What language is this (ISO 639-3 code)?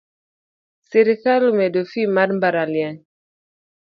luo